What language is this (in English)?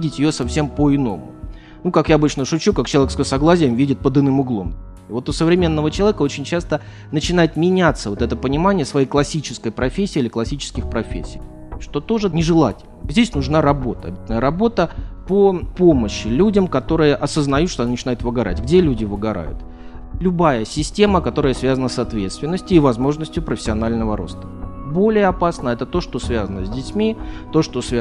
Russian